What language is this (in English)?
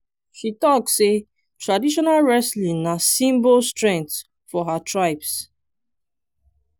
Nigerian Pidgin